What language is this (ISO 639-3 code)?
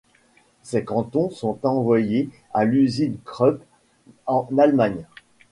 fra